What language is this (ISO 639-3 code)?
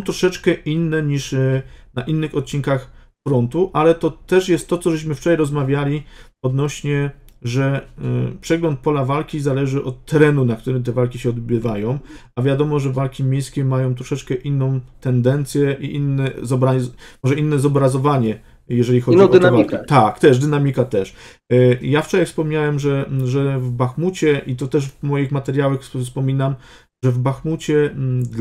pol